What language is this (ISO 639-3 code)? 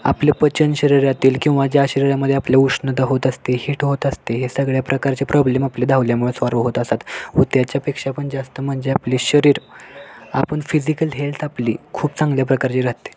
mar